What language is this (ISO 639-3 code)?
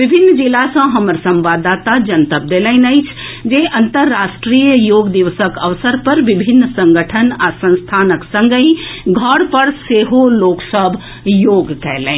mai